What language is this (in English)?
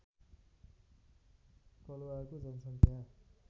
Nepali